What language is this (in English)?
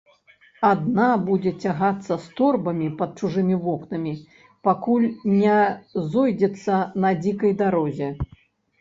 Belarusian